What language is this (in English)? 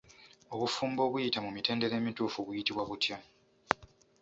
Ganda